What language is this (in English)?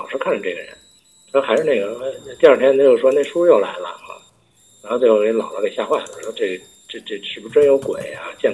Chinese